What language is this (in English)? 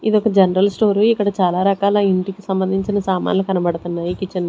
Telugu